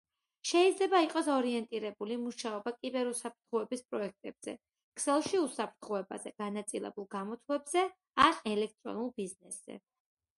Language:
Georgian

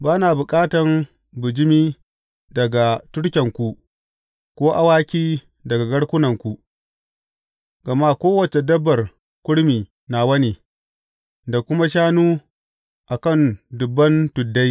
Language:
Hausa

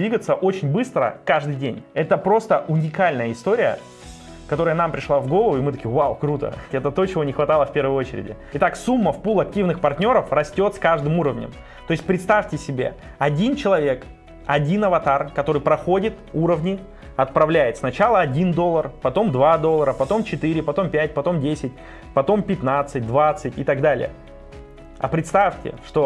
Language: Russian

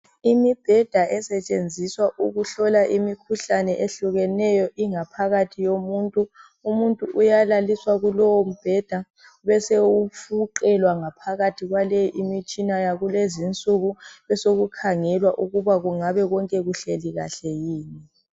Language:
North Ndebele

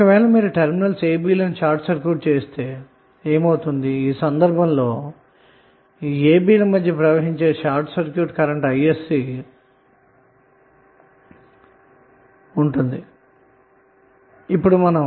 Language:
Telugu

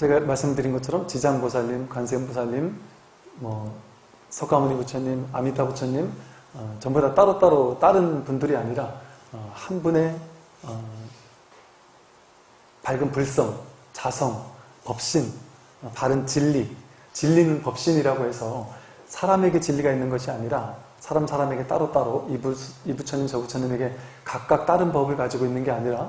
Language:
Korean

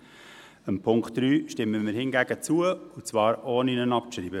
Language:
Swiss German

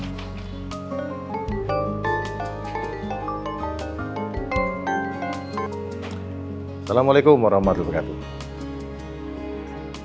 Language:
Indonesian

